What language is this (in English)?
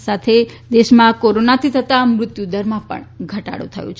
Gujarati